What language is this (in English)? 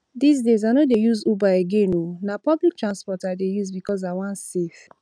Nigerian Pidgin